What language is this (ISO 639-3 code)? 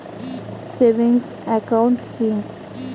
ben